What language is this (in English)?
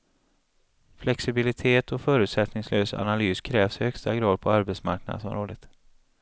Swedish